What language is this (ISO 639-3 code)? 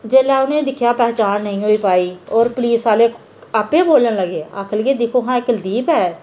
doi